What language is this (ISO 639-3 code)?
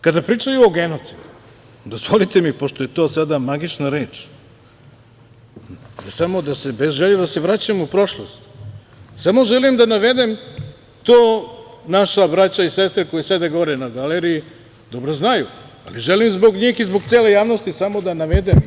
srp